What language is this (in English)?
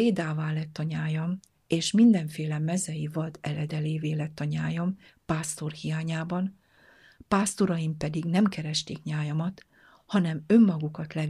Hungarian